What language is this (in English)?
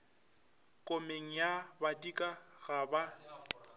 Northern Sotho